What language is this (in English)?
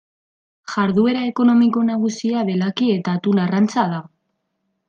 Basque